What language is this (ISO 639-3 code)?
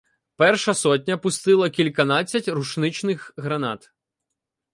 ukr